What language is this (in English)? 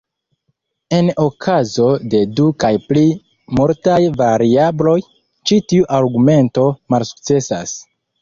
Esperanto